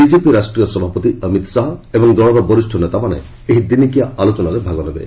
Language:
Odia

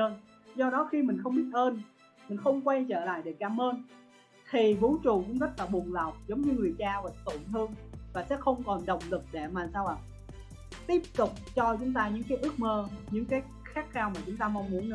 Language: Vietnamese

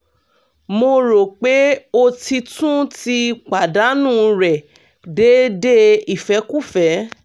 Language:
Yoruba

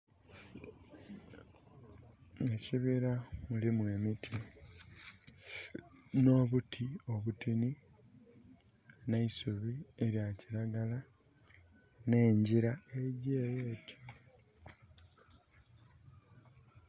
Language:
Soga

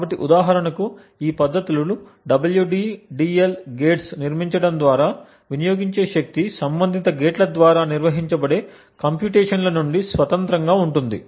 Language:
Telugu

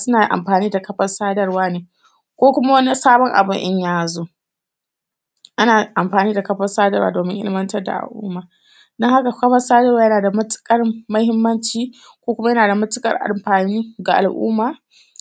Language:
Hausa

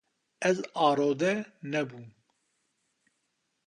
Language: Kurdish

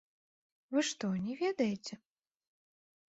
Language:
Belarusian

